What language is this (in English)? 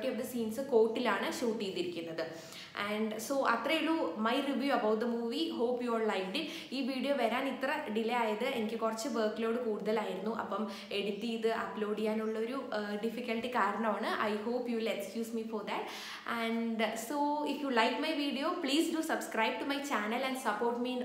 Malayalam